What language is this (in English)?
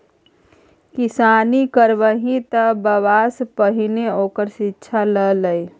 Maithili